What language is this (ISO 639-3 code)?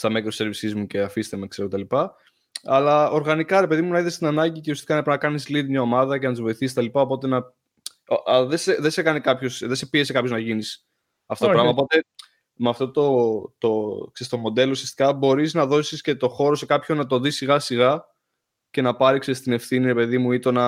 ell